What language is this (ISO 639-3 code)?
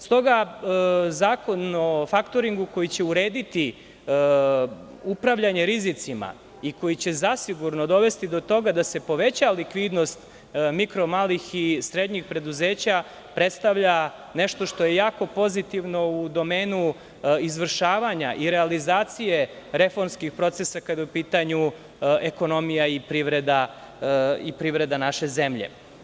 srp